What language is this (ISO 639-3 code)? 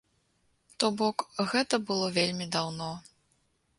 bel